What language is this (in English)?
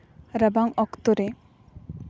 Santali